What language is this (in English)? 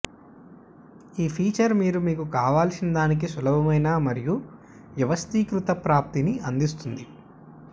Telugu